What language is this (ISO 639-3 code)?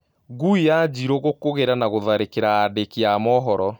kik